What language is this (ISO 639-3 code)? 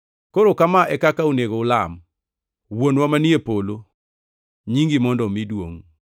luo